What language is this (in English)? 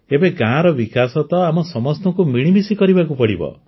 Odia